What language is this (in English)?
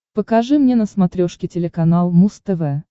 Russian